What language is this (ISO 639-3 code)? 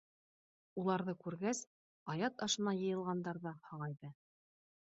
bak